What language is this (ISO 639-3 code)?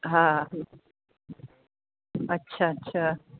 snd